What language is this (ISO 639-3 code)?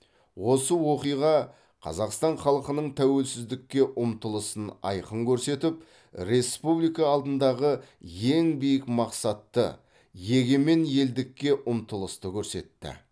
kaz